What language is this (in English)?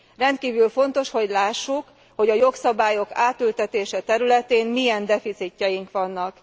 Hungarian